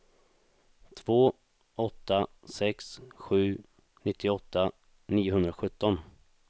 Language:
Swedish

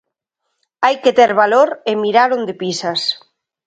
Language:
Galician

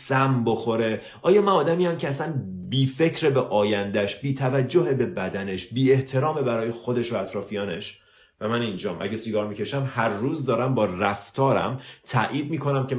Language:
Persian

